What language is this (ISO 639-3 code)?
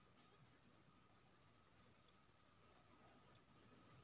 mai